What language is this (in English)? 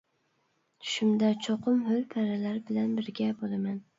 Uyghur